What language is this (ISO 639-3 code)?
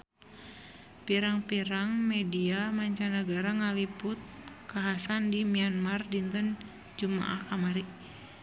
sun